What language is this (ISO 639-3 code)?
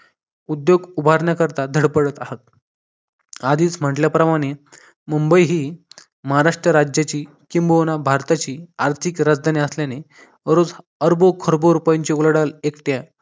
mar